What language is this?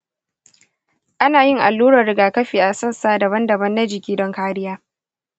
Hausa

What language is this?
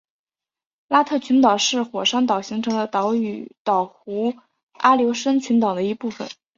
Chinese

